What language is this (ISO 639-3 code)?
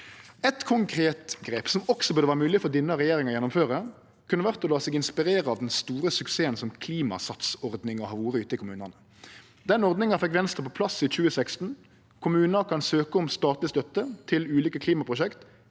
nor